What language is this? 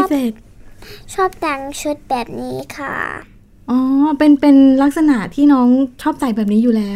Thai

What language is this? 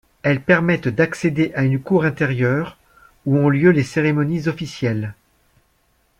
French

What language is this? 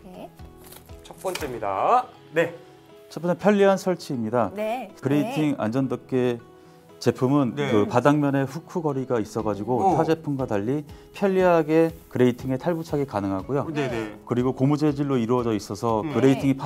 Korean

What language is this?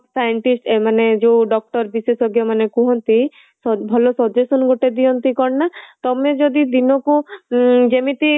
Odia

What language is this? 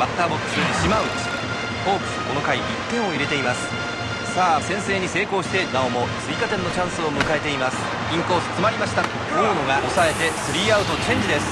Japanese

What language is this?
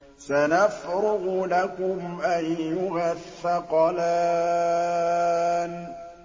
Arabic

